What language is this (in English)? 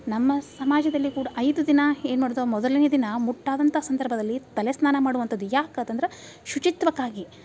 Kannada